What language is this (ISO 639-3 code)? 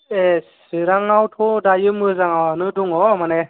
brx